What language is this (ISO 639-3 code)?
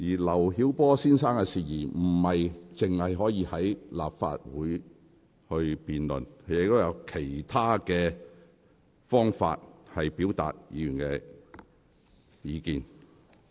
yue